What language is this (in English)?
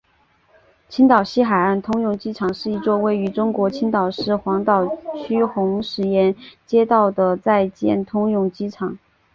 Chinese